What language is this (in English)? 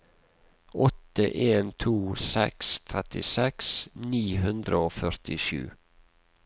Norwegian